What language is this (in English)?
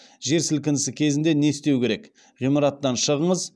Kazakh